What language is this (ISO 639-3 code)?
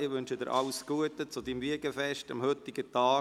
gsw